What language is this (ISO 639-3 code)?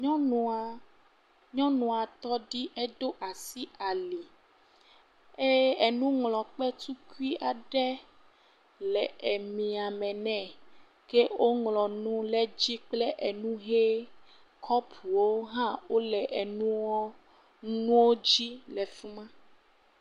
ewe